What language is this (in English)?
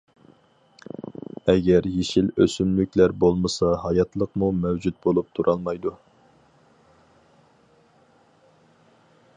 Uyghur